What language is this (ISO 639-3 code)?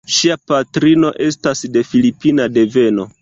epo